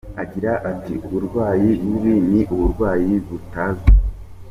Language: Kinyarwanda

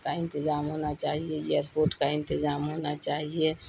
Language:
Urdu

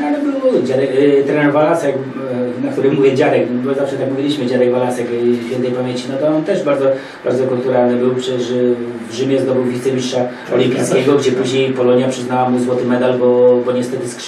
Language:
Polish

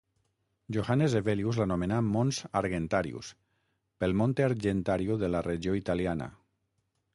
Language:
Catalan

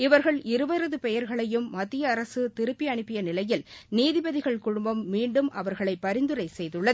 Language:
Tamil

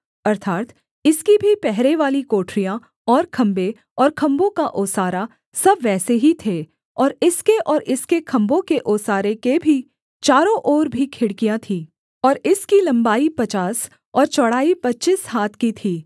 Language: Hindi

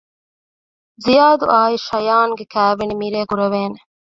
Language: Divehi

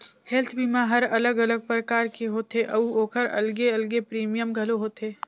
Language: Chhattisgarhi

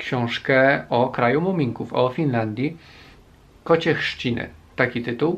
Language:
Polish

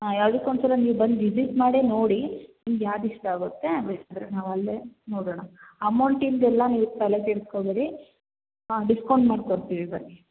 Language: Kannada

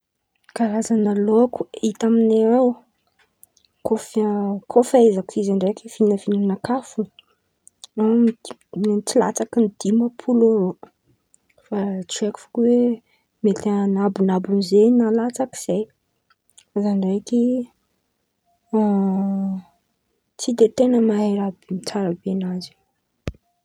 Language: Antankarana Malagasy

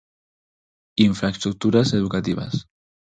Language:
Galician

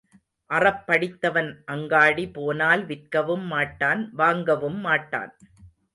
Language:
Tamil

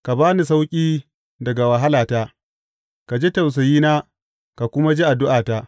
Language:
Hausa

